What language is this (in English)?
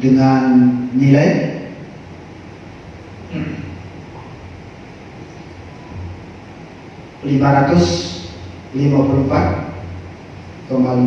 Indonesian